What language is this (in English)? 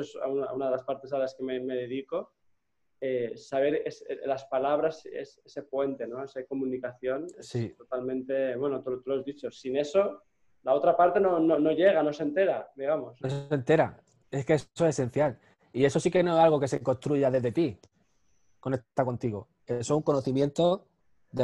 Spanish